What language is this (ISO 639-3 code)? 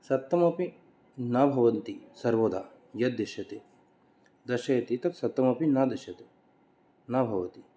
san